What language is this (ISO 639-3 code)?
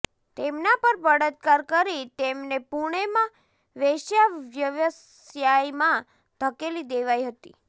guj